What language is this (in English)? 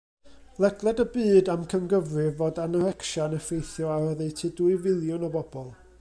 Welsh